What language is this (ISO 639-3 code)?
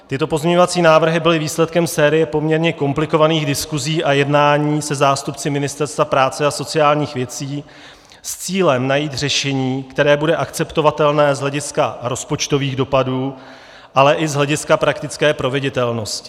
ces